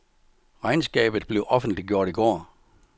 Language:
Danish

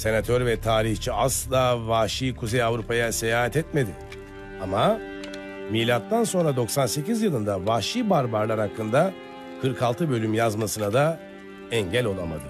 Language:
Turkish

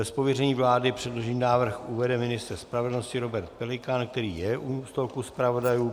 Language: Czech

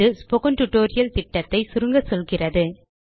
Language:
Tamil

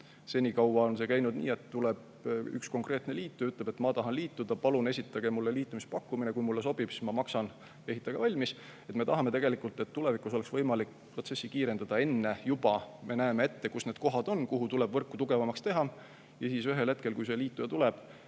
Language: Estonian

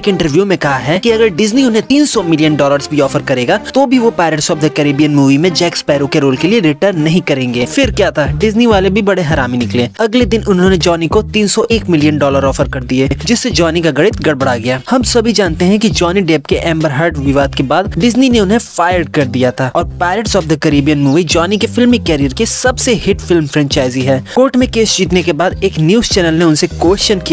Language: Hindi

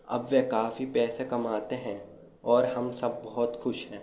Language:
Urdu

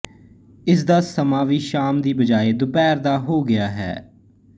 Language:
Punjabi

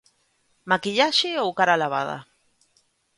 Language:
Galician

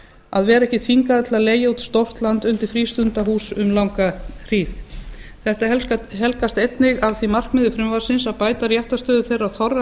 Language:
Icelandic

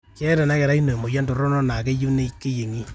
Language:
Masai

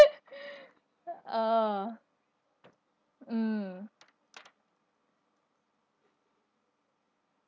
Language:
English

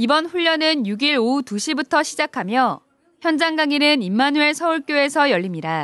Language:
Korean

